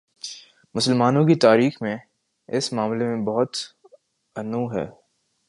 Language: Urdu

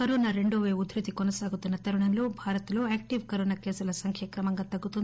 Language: Telugu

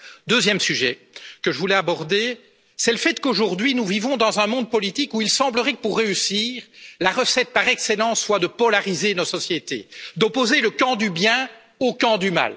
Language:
French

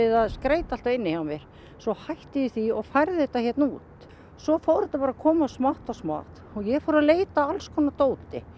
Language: Icelandic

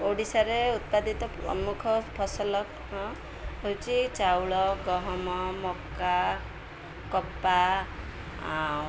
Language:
Odia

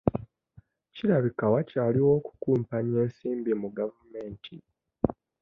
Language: Ganda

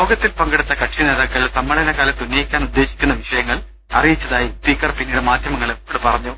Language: Malayalam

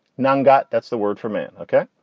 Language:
English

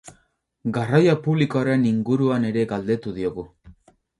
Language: Basque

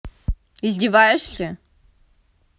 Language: Russian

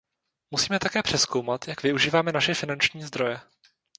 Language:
Czech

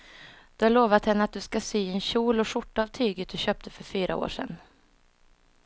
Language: Swedish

